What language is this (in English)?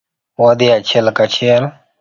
Luo (Kenya and Tanzania)